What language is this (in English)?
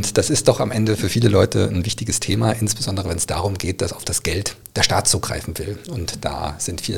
German